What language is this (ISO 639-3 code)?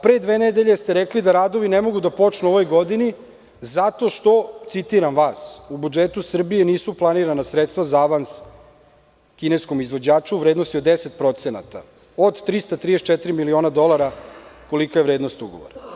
srp